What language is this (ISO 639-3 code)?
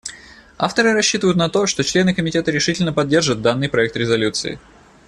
rus